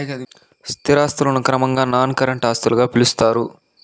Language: Telugu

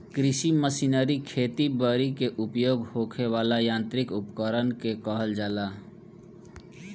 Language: Bhojpuri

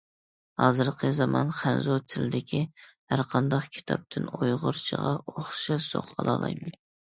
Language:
Uyghur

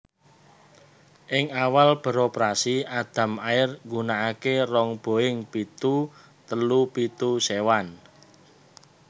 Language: Javanese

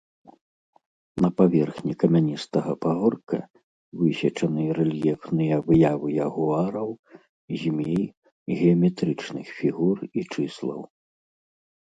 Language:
Belarusian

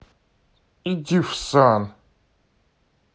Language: Russian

